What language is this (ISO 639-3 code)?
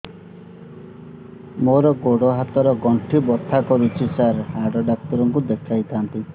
ori